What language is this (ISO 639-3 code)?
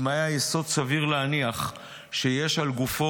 heb